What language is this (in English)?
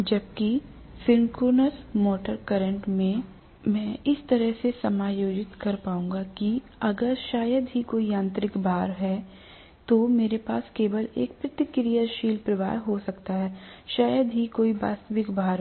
Hindi